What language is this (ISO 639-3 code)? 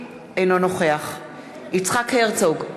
heb